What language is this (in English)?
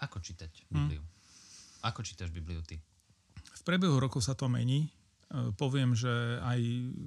Slovak